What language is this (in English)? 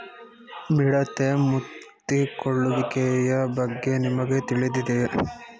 Kannada